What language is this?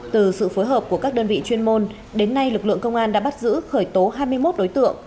Vietnamese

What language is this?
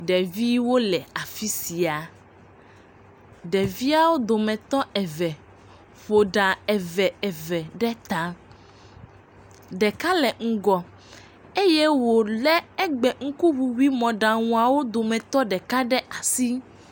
Ewe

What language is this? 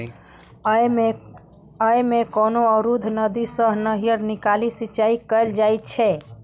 Maithili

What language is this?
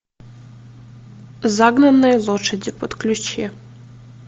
Russian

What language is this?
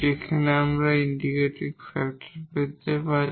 Bangla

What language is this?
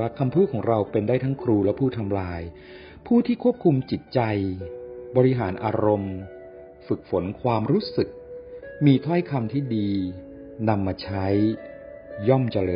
Thai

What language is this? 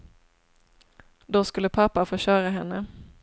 Swedish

